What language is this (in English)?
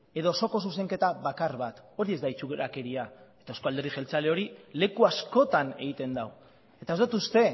Basque